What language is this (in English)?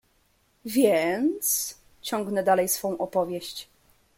Polish